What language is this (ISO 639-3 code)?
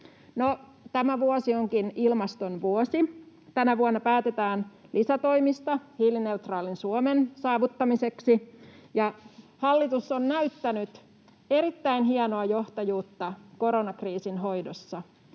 fin